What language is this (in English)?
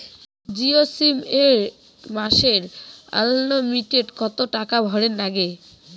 Bangla